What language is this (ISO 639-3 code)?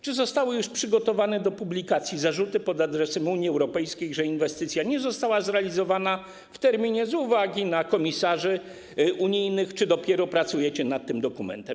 pol